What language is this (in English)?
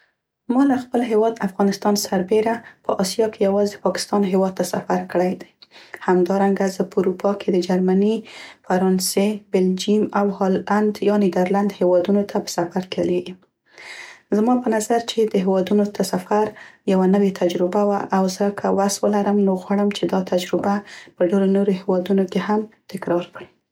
Central Pashto